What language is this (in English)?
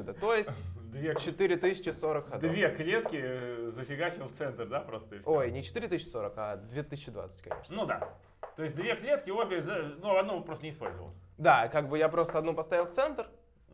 Russian